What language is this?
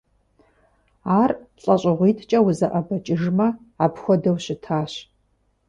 Kabardian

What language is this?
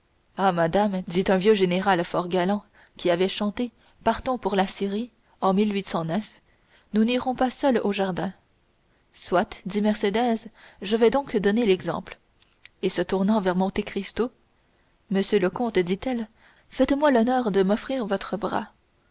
French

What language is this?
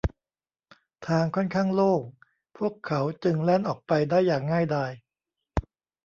Thai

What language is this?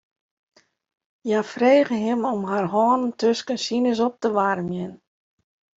Western Frisian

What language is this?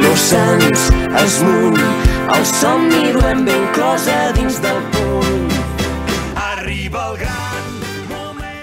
Romanian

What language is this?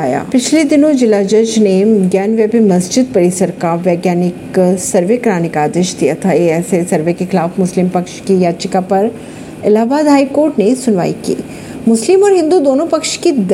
Hindi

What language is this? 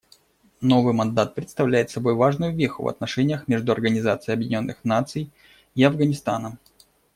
Russian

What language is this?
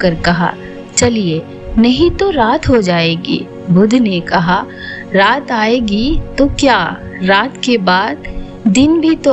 Hindi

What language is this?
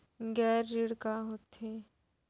Chhattisgarhi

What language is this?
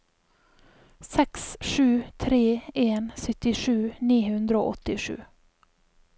Norwegian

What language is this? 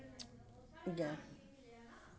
Dogri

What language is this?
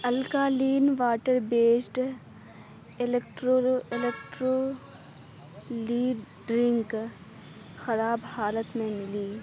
Urdu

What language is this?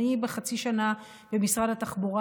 Hebrew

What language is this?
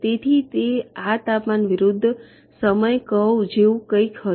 Gujarati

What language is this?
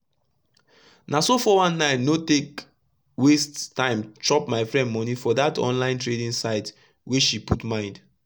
Nigerian Pidgin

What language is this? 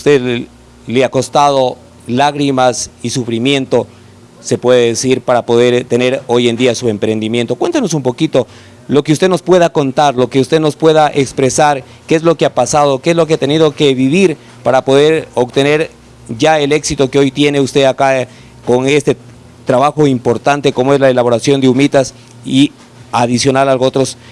Spanish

